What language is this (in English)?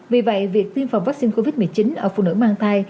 Vietnamese